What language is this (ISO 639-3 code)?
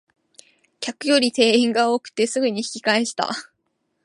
jpn